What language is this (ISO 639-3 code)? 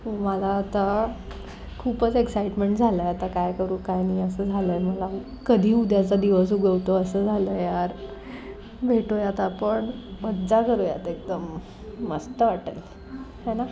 mar